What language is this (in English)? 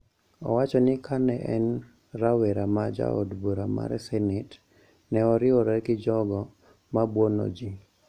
Luo (Kenya and Tanzania)